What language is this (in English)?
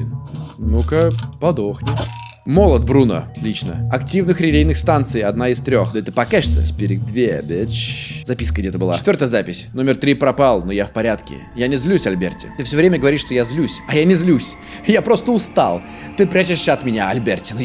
Russian